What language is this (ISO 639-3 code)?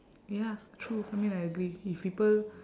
eng